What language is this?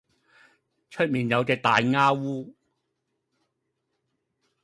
Cantonese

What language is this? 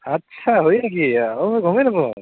Assamese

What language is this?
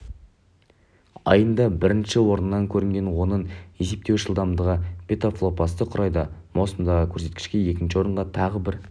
Kazakh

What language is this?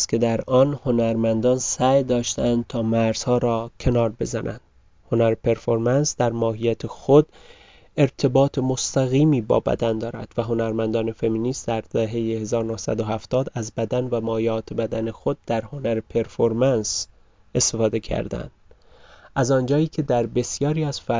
Persian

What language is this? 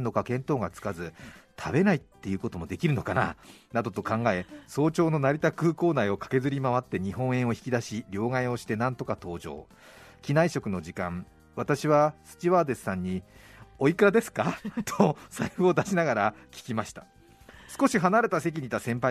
Japanese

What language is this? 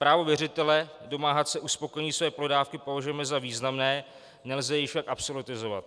Czech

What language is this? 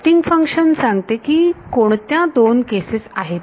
Marathi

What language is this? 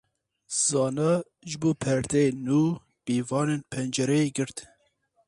Kurdish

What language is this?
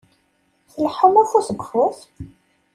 Kabyle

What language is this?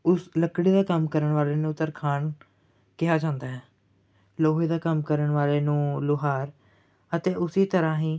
Punjabi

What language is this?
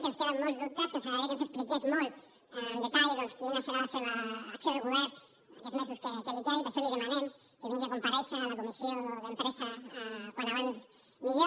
Catalan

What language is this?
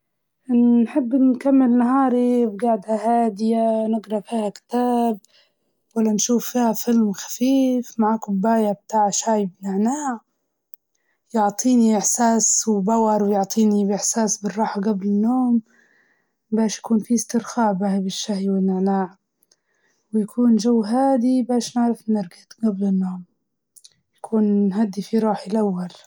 Libyan Arabic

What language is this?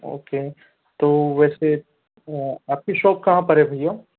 Hindi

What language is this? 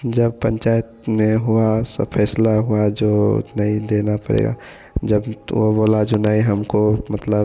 Hindi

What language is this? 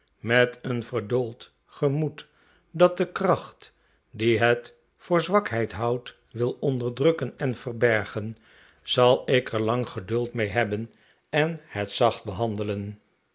Dutch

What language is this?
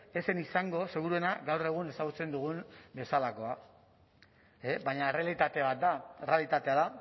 Basque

